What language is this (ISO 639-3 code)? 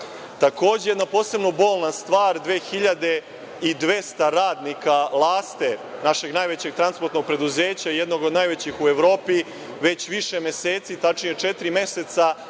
srp